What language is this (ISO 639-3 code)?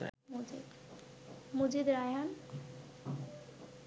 ben